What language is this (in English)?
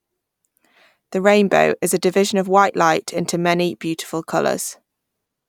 English